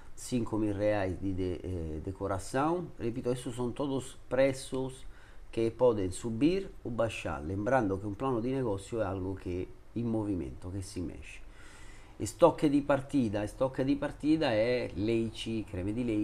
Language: Italian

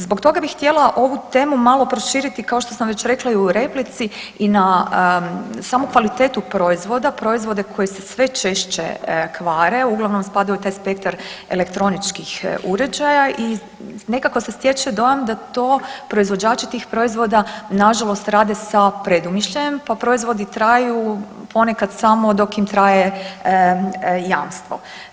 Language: Croatian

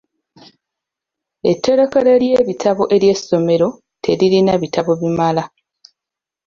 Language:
Ganda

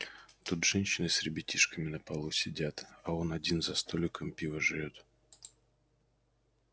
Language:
Russian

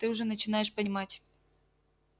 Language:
Russian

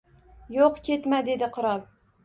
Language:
Uzbek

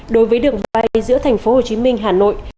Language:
Vietnamese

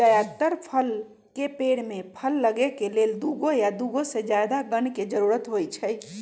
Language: Magahi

